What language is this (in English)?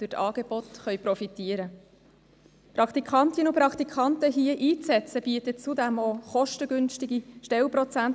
Swiss German